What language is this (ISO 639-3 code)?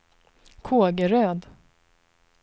swe